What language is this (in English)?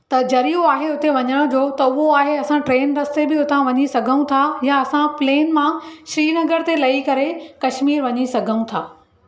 Sindhi